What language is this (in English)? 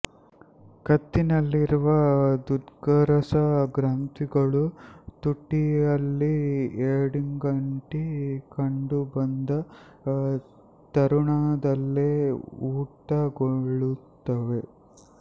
Kannada